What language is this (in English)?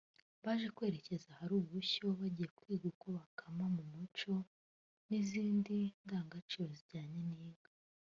Kinyarwanda